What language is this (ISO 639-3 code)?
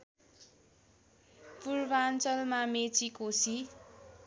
nep